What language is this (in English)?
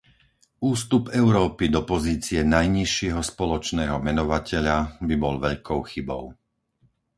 Slovak